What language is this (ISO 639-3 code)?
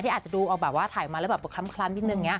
tha